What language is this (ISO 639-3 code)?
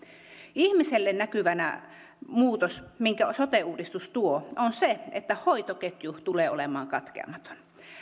fin